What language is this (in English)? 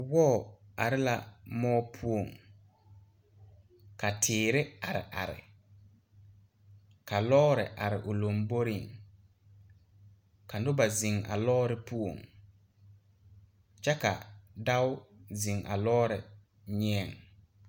Southern Dagaare